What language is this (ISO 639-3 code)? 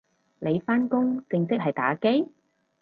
yue